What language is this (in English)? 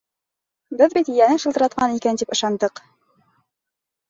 Bashkir